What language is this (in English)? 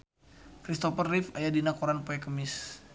Sundanese